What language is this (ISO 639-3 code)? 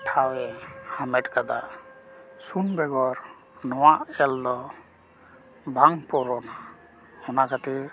sat